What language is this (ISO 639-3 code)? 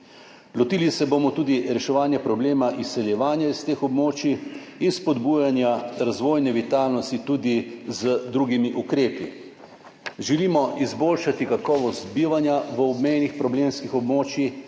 slv